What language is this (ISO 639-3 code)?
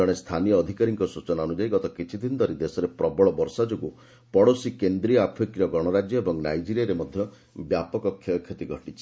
ori